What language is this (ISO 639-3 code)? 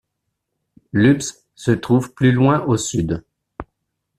fra